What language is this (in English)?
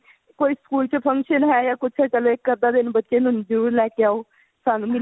Punjabi